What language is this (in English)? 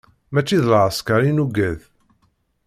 Kabyle